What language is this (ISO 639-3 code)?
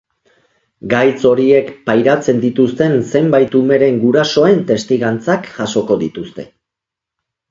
eus